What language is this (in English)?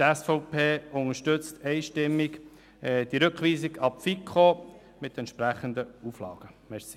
Swiss German